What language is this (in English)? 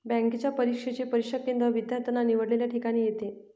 Marathi